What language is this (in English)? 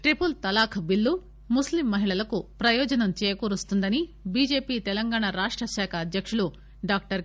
Telugu